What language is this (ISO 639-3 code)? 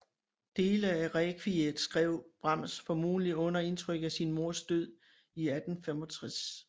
dan